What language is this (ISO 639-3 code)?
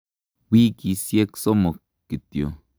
kln